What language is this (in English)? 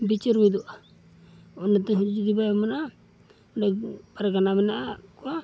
Santali